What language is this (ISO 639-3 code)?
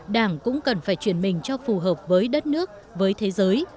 vie